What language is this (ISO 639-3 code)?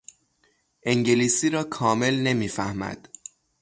fas